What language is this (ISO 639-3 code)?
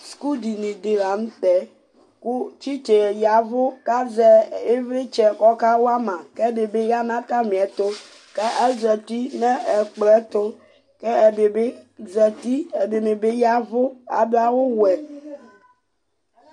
kpo